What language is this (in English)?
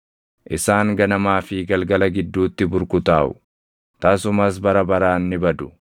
Oromo